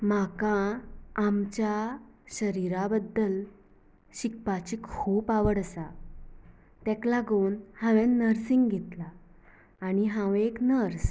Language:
Konkani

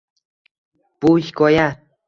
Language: Uzbek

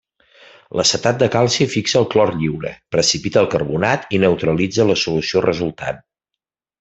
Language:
Catalan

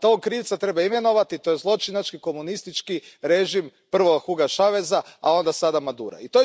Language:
Croatian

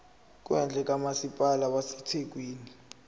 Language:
Zulu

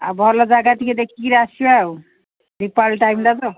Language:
Odia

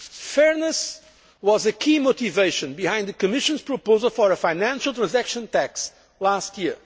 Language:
English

